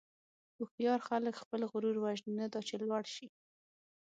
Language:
Pashto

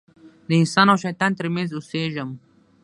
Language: Pashto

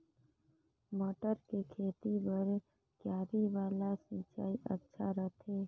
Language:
Chhattisgarhi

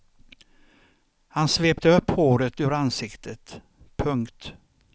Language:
Swedish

